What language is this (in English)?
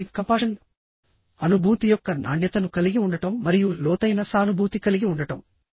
Telugu